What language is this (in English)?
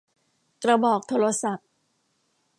Thai